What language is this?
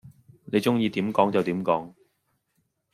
Cantonese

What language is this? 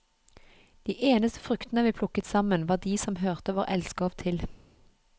Norwegian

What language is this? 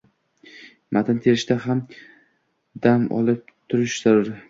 Uzbek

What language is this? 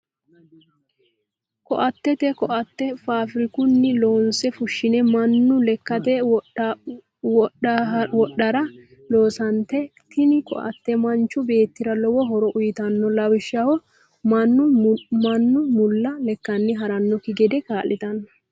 Sidamo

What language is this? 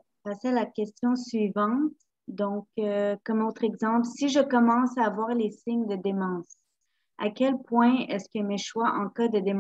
French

